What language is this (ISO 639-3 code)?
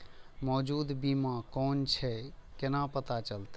mai